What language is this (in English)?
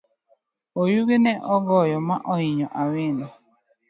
Luo (Kenya and Tanzania)